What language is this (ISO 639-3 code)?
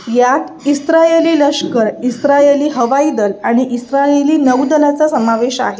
mar